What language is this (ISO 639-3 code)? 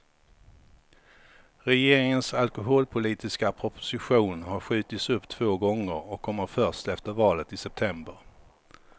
swe